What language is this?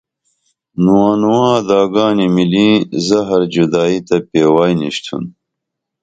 Dameli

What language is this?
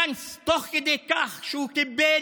Hebrew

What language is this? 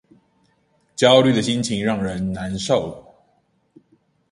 Chinese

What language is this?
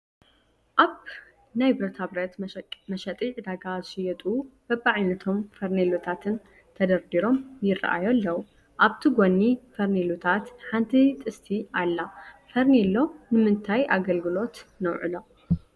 Tigrinya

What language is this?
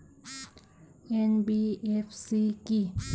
Bangla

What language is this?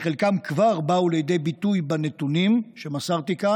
Hebrew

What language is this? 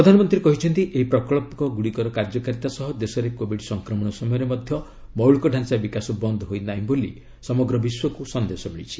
Odia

